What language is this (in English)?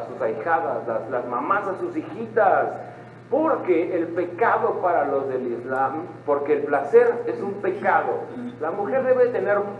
Spanish